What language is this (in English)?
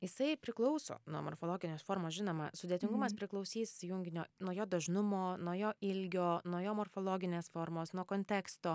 Lithuanian